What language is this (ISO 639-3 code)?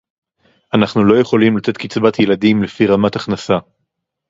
heb